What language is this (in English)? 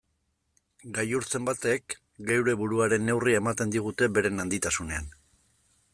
Basque